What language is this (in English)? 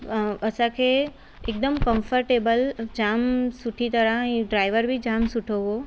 Sindhi